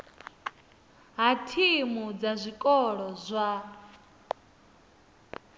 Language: Venda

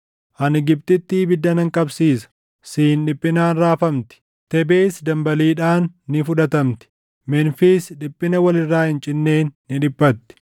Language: Oromo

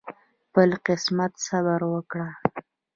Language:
Pashto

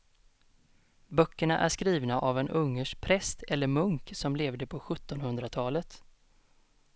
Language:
Swedish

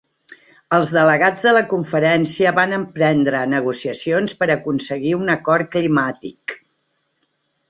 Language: Catalan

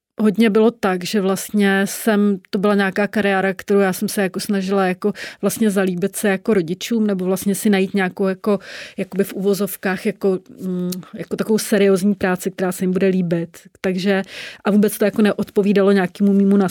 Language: Czech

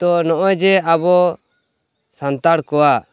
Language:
Santali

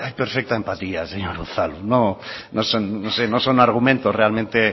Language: Spanish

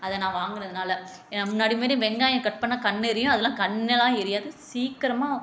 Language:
Tamil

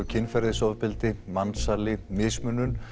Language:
Icelandic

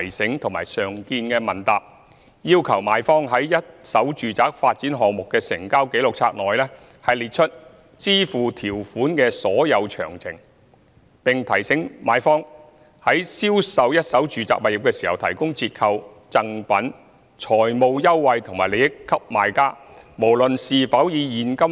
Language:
Cantonese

